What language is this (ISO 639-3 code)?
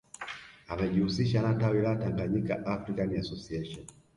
swa